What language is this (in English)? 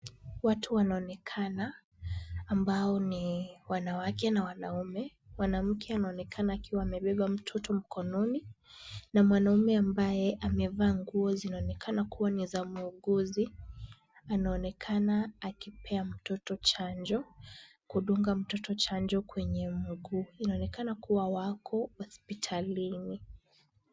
Swahili